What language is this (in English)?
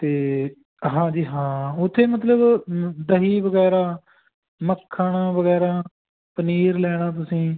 Punjabi